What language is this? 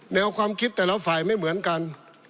Thai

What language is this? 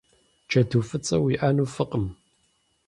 Kabardian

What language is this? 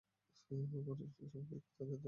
Bangla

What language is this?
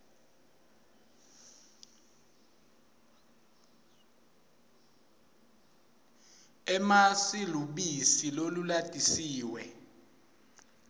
Swati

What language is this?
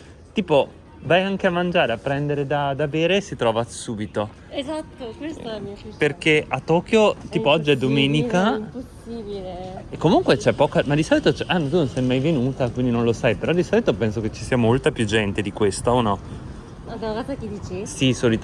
Italian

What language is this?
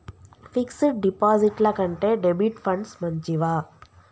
Telugu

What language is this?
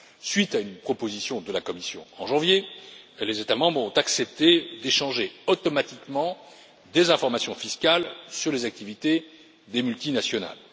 French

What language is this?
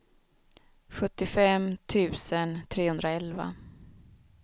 Swedish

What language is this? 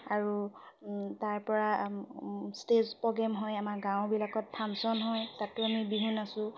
Assamese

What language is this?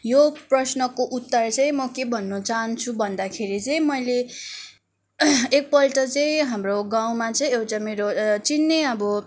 Nepali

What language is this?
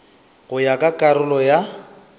Northern Sotho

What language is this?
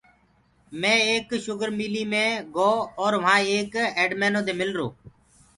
Gurgula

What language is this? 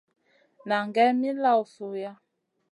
Masana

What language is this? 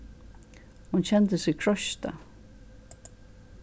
Faroese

